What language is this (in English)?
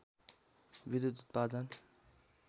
Nepali